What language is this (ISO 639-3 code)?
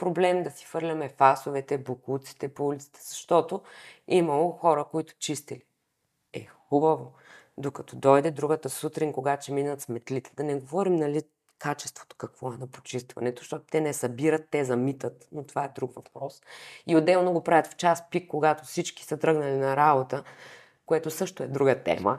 bul